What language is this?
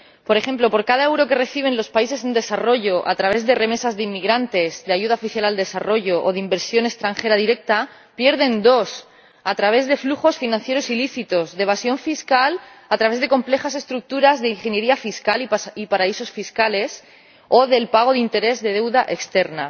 Spanish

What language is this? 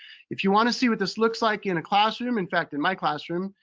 English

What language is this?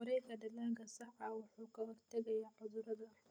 Somali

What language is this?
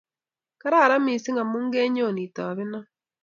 Kalenjin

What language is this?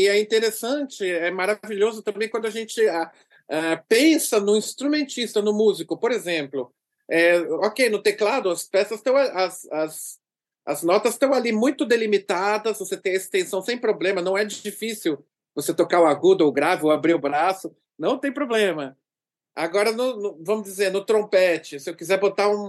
Portuguese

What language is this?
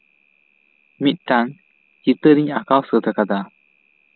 Santali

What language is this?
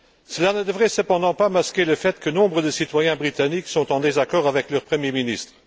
French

